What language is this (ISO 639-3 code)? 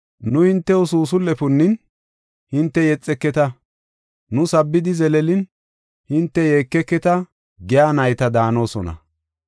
gof